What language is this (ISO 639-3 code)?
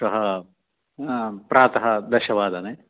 san